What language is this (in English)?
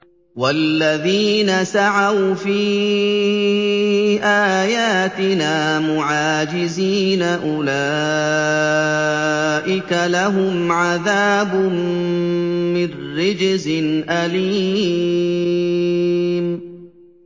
Arabic